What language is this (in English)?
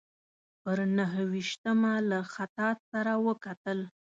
Pashto